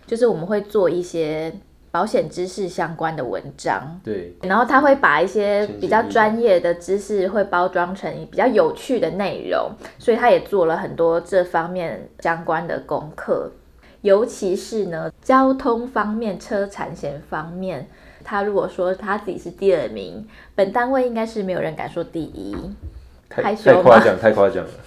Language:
Chinese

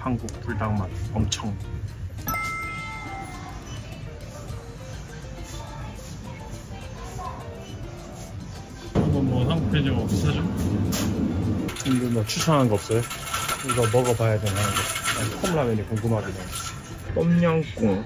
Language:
Korean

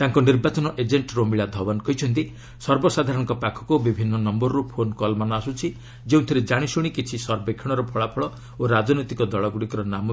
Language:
Odia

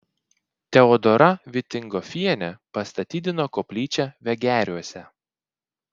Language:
Lithuanian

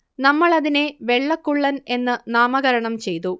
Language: Malayalam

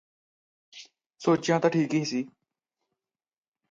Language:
Punjabi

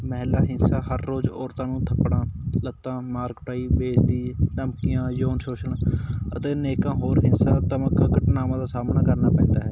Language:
Punjabi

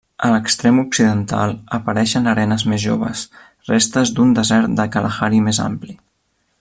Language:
Catalan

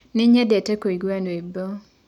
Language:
Kikuyu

